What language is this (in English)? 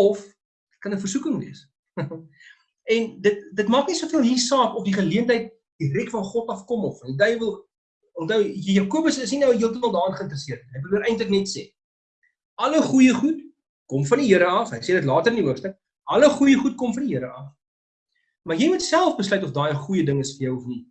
Dutch